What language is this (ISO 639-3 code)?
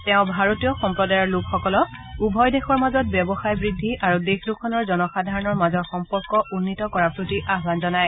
asm